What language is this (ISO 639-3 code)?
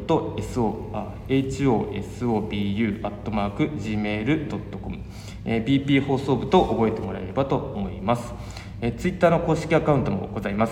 jpn